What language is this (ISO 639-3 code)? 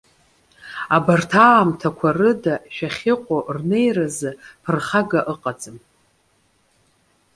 abk